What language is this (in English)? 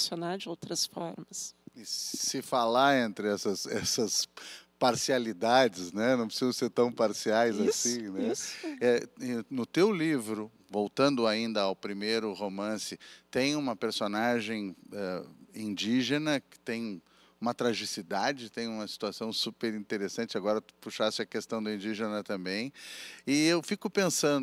Portuguese